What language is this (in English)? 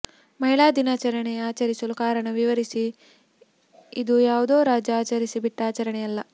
Kannada